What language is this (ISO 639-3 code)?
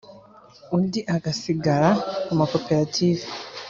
kin